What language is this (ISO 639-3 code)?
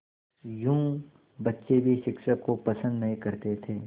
hin